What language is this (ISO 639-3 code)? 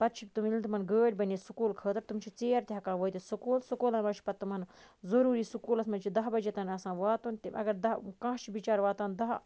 kas